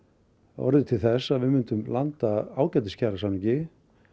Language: Icelandic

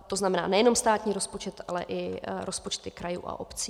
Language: Czech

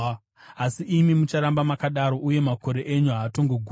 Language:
Shona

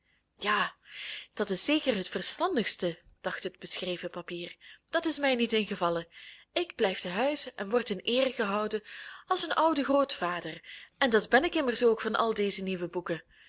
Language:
Dutch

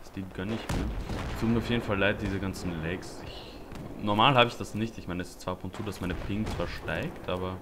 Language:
German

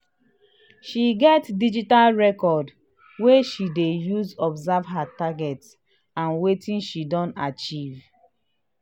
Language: Nigerian Pidgin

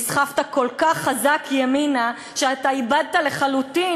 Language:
Hebrew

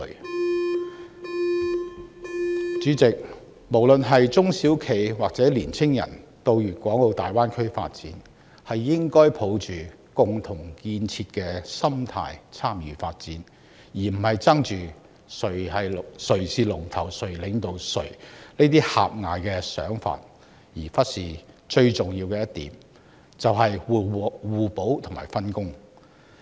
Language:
Cantonese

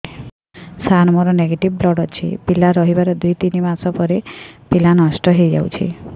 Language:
Odia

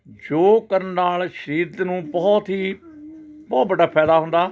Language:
Punjabi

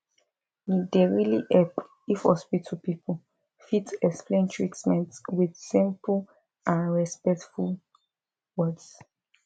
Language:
Nigerian Pidgin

